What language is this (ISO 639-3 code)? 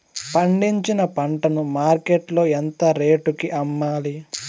tel